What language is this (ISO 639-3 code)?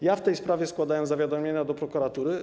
pol